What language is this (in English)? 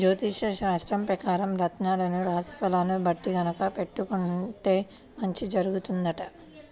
Telugu